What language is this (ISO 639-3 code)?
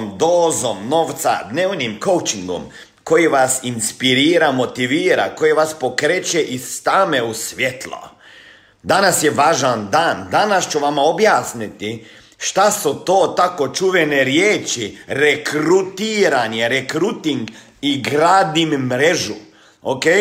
hrv